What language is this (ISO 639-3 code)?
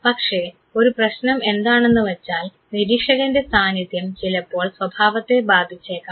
mal